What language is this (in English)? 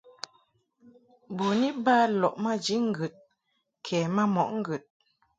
Mungaka